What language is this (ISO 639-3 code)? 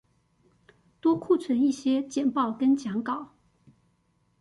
zho